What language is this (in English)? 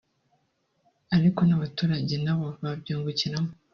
Kinyarwanda